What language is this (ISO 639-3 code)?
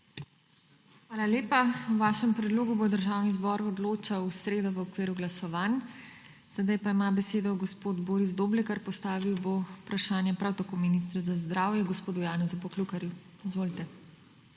slv